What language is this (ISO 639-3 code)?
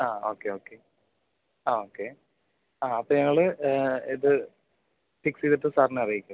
mal